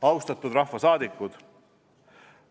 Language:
Estonian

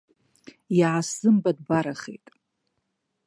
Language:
Abkhazian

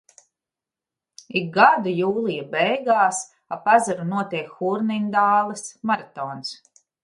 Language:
Latvian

